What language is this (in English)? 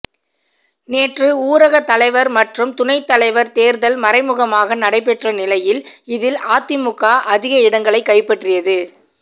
Tamil